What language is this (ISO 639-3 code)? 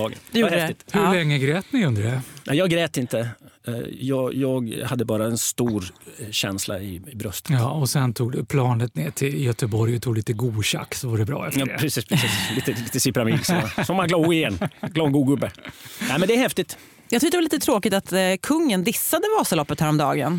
swe